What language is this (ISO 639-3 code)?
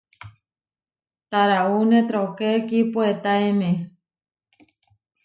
var